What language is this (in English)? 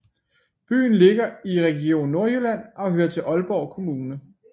Danish